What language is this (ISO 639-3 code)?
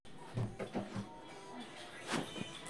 mas